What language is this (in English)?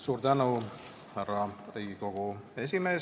Estonian